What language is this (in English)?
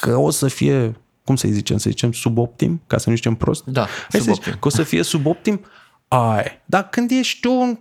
Romanian